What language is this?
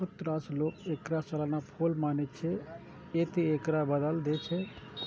Maithili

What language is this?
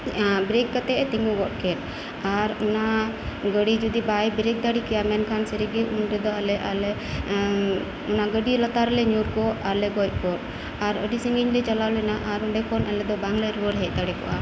Santali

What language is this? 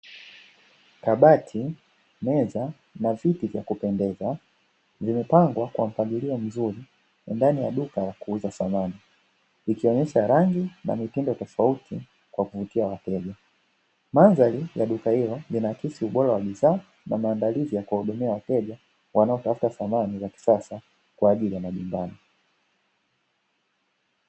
Swahili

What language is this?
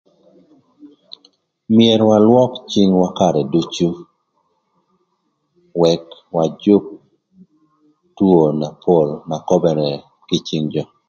Thur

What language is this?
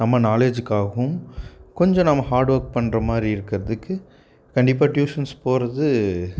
Tamil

